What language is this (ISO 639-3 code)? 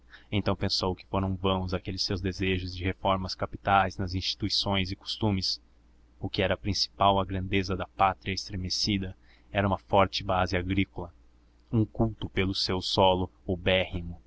por